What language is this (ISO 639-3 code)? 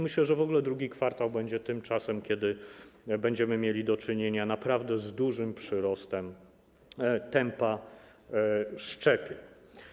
pol